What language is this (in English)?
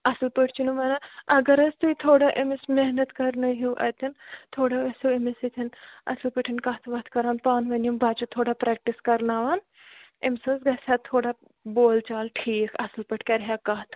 Kashmiri